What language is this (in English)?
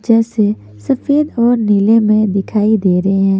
Hindi